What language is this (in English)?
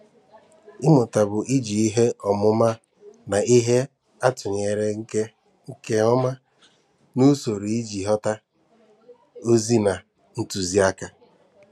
Igbo